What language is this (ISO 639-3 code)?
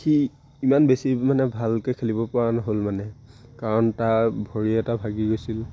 asm